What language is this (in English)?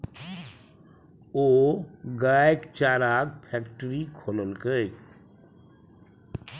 Maithili